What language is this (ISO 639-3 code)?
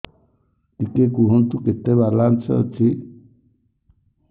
ori